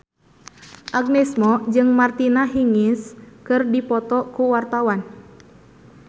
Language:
Sundanese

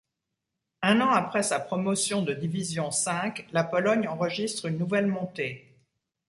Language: French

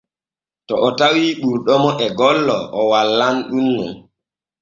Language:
Borgu Fulfulde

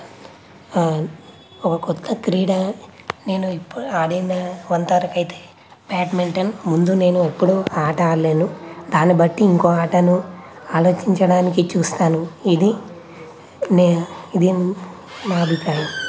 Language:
Telugu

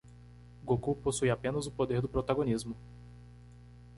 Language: Portuguese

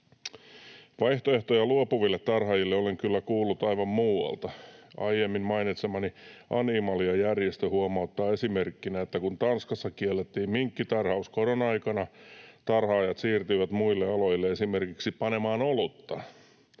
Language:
Finnish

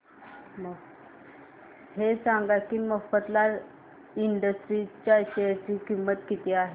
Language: Marathi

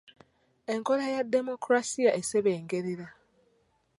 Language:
Ganda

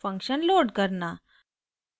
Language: Hindi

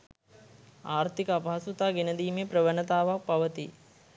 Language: Sinhala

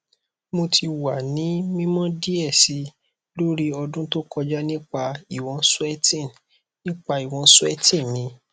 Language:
Yoruba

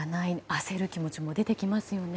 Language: Japanese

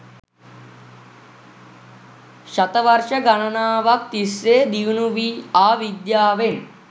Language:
Sinhala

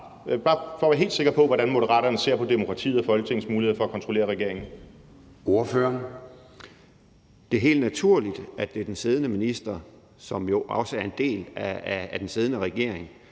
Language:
Danish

